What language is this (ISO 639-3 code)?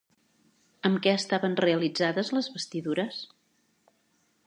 cat